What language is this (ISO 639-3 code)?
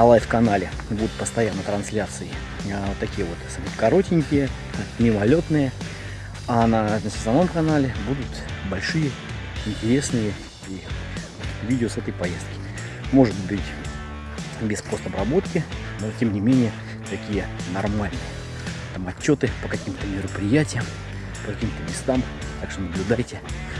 rus